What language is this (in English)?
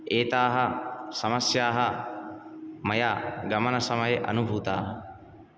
Sanskrit